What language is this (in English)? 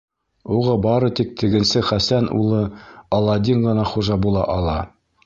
Bashkir